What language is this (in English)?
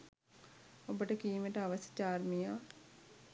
Sinhala